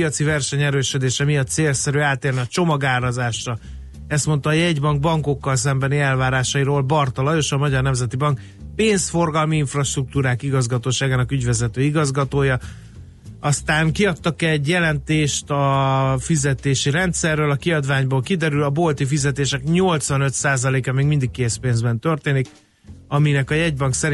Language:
Hungarian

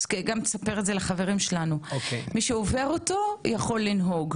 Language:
Hebrew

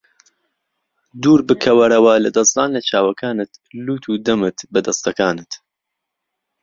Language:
Central Kurdish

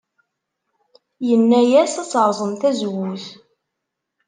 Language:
Kabyle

